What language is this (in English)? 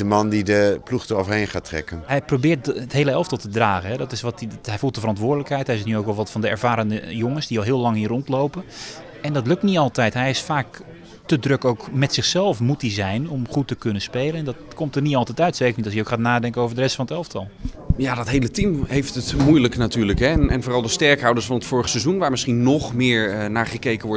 Dutch